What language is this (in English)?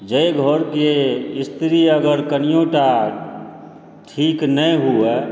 Maithili